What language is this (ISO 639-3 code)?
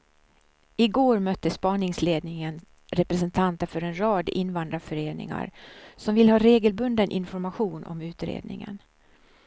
swe